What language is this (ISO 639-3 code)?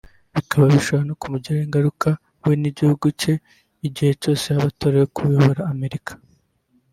kin